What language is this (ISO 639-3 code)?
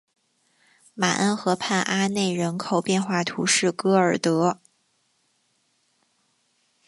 zho